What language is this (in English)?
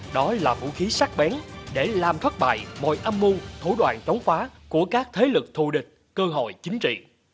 Vietnamese